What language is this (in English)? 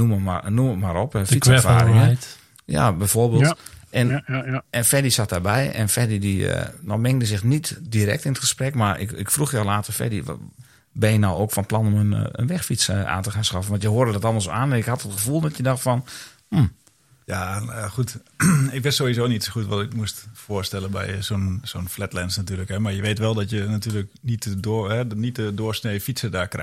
Dutch